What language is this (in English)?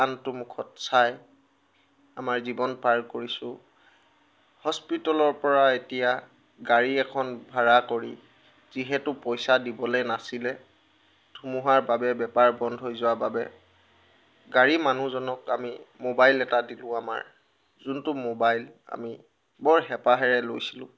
Assamese